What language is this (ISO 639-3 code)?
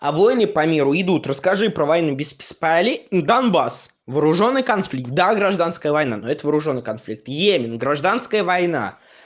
rus